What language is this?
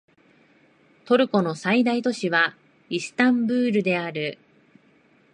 Japanese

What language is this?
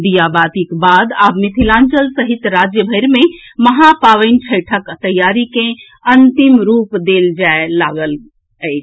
Maithili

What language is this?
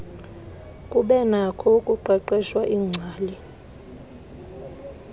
Xhosa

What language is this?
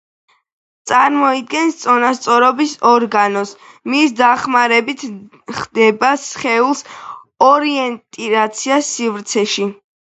Georgian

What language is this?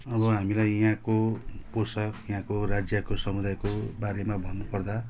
Nepali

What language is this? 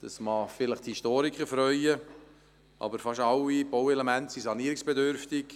Swiss German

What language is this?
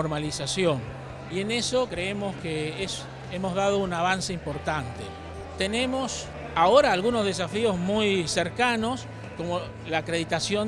Spanish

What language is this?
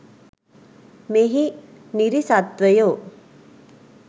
Sinhala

